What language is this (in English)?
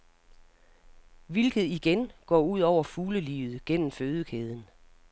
Danish